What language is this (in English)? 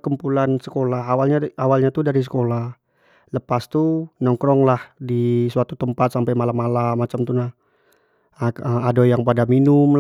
Jambi Malay